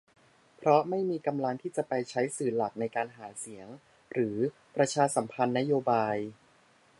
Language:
Thai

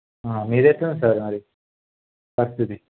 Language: Telugu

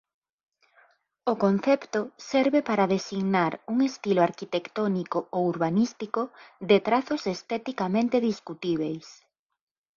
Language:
Galician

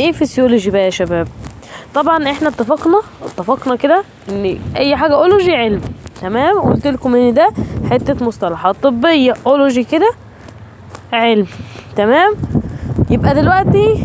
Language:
Arabic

